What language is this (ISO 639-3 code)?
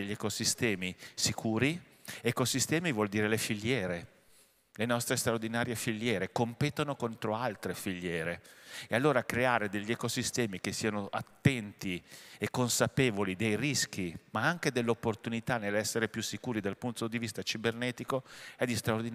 ita